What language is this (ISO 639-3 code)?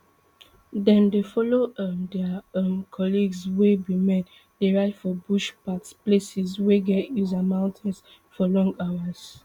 pcm